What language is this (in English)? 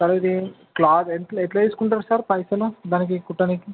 Telugu